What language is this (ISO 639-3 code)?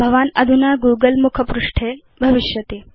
san